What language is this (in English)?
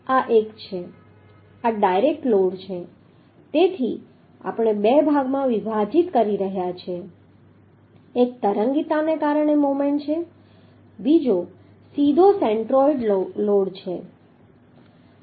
Gujarati